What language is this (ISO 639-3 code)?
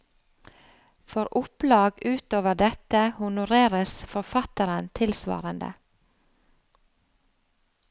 nor